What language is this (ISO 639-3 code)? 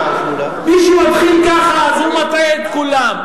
heb